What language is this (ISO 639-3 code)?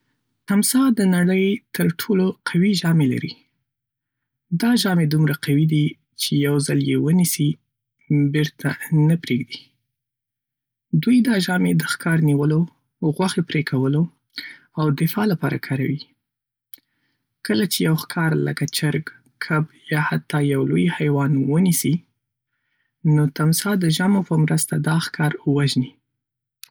pus